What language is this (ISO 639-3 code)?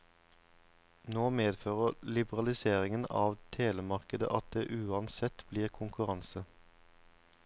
nor